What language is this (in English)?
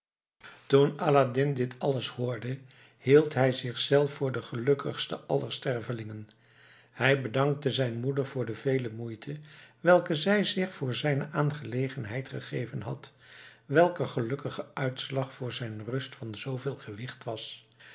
Dutch